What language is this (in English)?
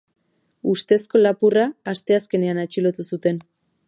Basque